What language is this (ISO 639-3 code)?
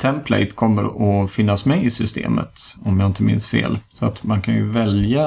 swe